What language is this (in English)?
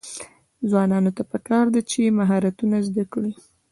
Pashto